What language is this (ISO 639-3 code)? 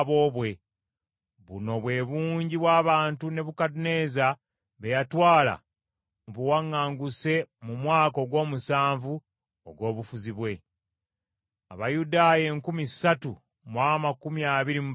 lug